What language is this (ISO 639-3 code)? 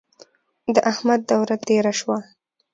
pus